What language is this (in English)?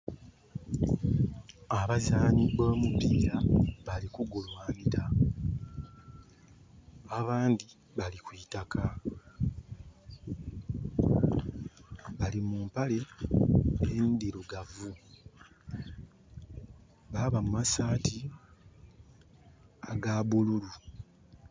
Soga